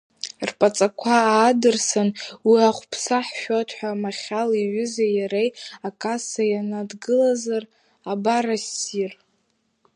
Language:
Abkhazian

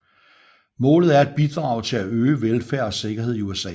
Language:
Danish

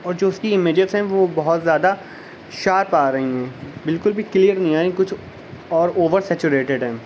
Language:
Urdu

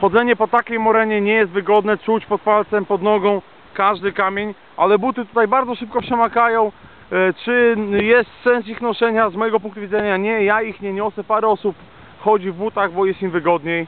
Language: Polish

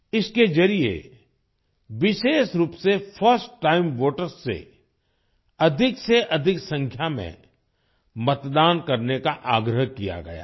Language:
Hindi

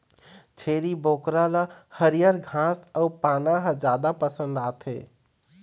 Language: Chhattisgarhi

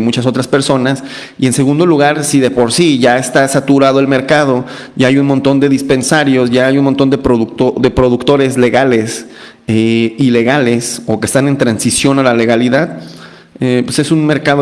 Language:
Spanish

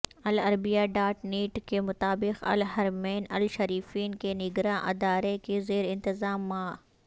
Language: Urdu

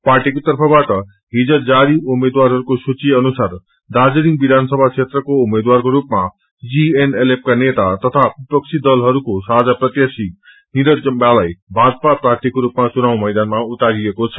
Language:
Nepali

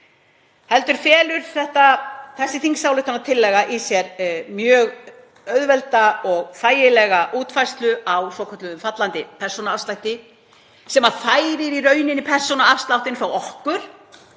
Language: Icelandic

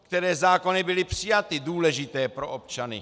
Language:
Czech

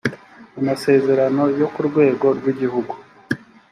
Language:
Kinyarwanda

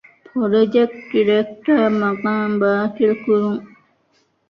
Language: Divehi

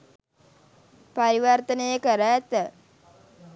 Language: Sinhala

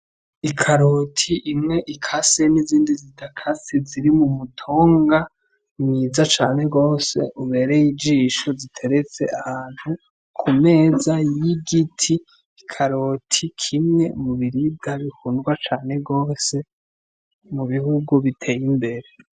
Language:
Rundi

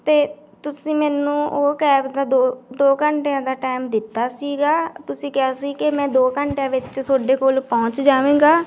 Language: Punjabi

